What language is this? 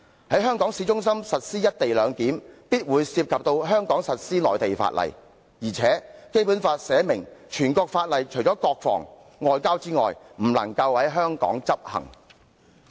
Cantonese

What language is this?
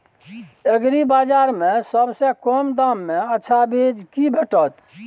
Maithili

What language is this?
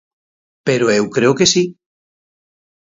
Galician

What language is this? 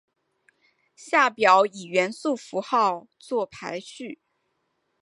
Chinese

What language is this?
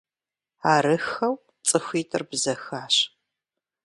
Kabardian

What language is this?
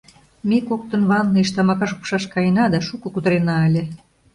Mari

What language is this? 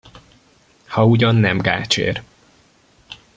Hungarian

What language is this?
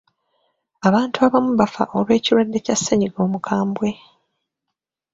Ganda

